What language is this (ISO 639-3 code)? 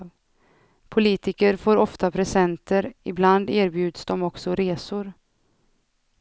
swe